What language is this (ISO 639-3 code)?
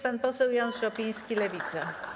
pol